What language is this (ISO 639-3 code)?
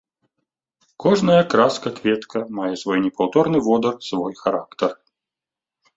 bel